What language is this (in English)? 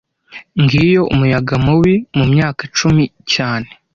Kinyarwanda